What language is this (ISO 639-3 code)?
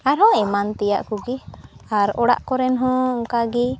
sat